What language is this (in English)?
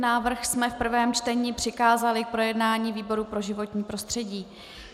Czech